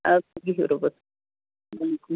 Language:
Kashmiri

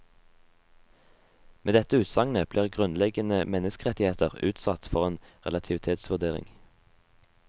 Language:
Norwegian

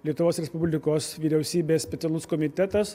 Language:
Lithuanian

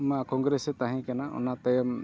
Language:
Santali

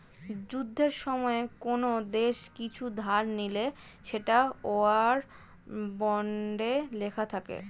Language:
Bangla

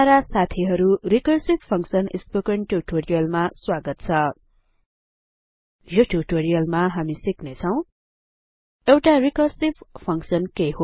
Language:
Nepali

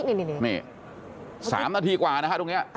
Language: Thai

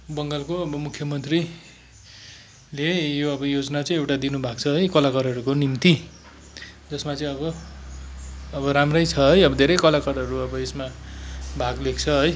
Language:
Nepali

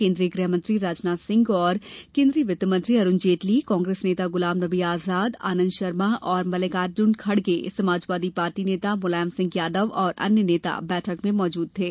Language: Hindi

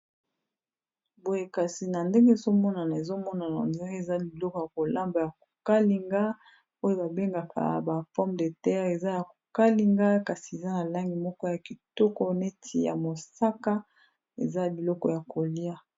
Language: Lingala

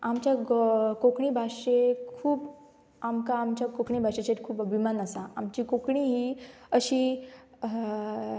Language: Konkani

